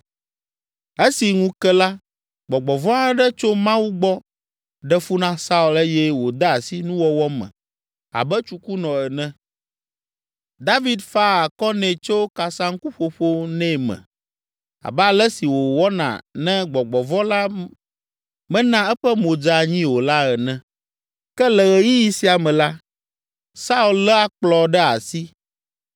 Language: Ewe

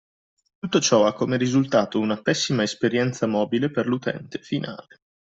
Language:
Italian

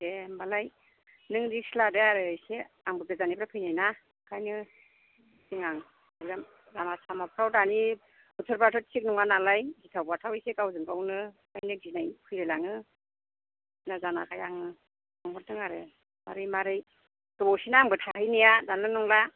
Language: Bodo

